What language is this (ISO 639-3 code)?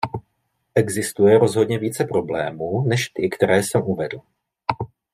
ces